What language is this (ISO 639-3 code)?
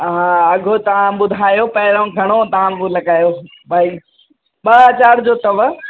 snd